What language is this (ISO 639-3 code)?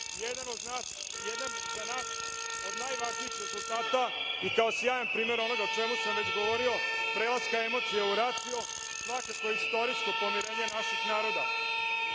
srp